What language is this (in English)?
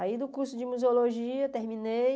Portuguese